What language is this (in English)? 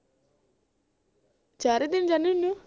Punjabi